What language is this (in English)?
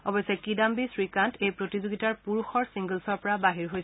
Assamese